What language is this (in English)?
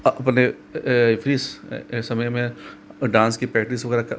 Hindi